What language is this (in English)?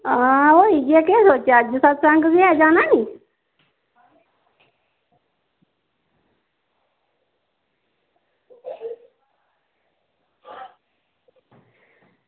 Dogri